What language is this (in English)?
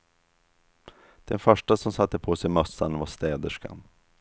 Swedish